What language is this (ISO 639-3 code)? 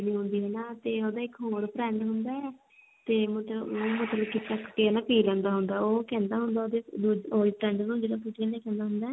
pan